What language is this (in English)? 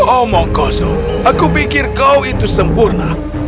Indonesian